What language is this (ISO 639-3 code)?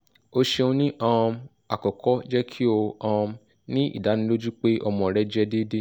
yor